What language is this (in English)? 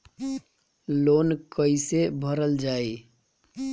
Bhojpuri